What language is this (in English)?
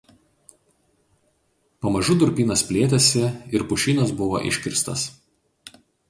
Lithuanian